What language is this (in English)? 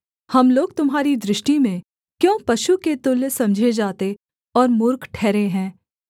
Hindi